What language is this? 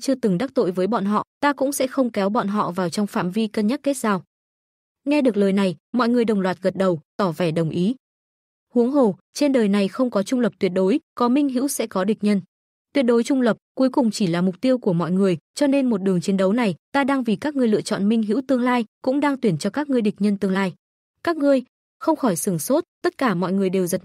Vietnamese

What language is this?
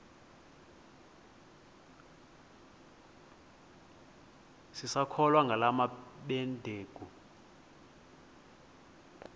Xhosa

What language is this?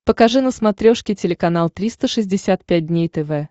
Russian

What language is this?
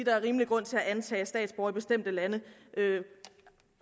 Danish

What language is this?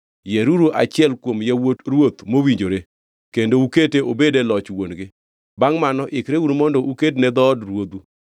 Luo (Kenya and Tanzania)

